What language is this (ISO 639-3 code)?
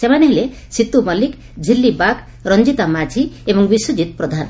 ori